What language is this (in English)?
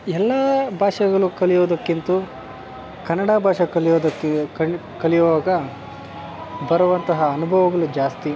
Kannada